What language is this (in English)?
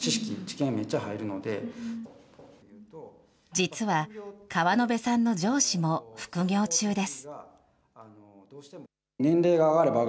Japanese